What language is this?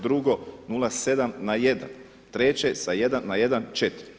Croatian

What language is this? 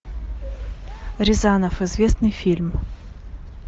Russian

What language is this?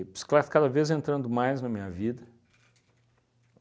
Portuguese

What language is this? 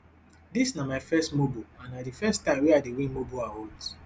Nigerian Pidgin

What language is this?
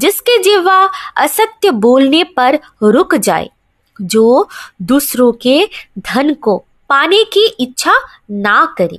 Hindi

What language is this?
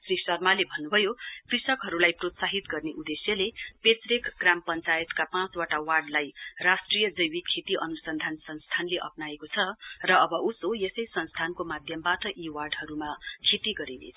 Nepali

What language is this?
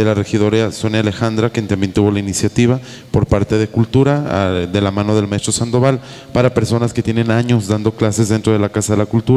Spanish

